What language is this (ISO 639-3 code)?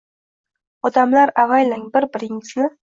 uzb